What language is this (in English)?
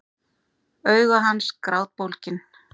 Icelandic